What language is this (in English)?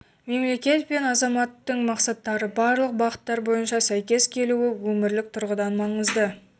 Kazakh